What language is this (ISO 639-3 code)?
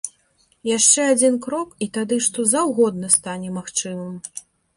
bel